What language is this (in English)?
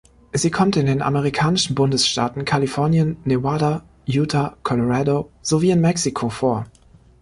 German